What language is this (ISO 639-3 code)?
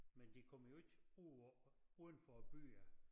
dan